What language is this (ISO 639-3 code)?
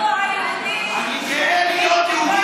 heb